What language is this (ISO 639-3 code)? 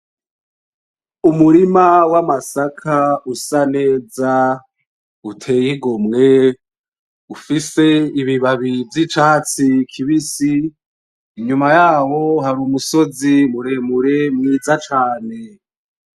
run